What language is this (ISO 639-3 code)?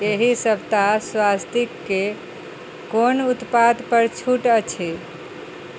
mai